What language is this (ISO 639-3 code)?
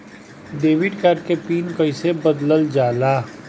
bho